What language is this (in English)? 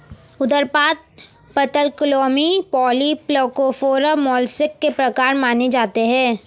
Hindi